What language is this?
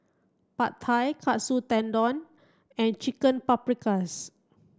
English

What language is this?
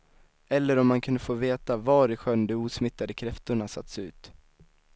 Swedish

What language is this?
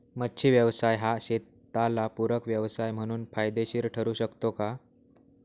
Marathi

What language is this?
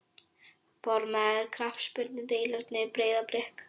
Icelandic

